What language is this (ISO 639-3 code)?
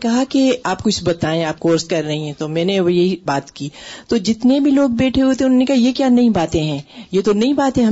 urd